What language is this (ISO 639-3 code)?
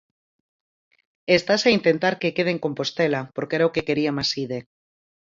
glg